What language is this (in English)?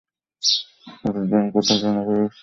Bangla